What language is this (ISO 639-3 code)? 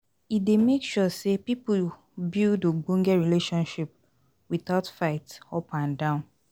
pcm